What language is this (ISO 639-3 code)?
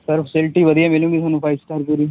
pan